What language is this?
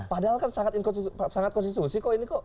Indonesian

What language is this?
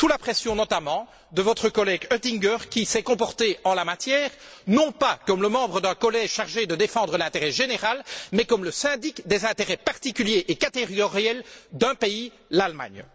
French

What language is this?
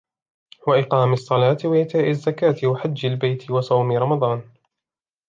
Arabic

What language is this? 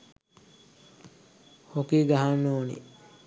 Sinhala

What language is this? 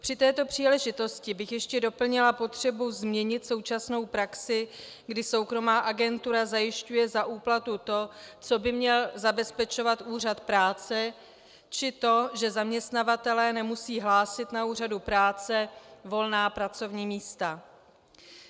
Czech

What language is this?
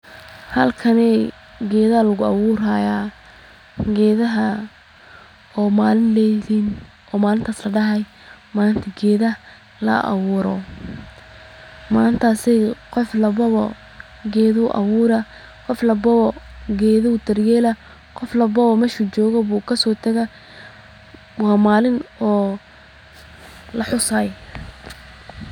Somali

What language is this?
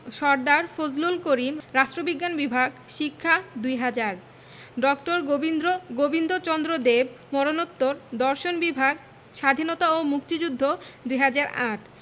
Bangla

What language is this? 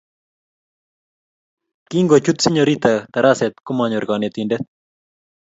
Kalenjin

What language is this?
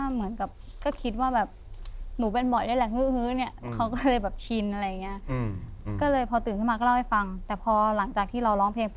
Thai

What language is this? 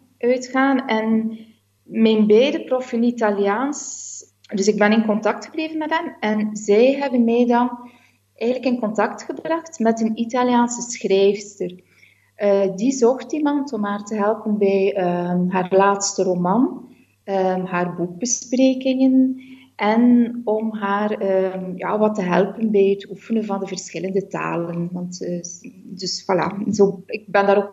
Dutch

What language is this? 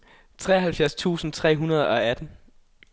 Danish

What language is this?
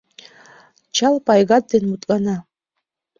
Mari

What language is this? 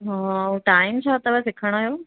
Sindhi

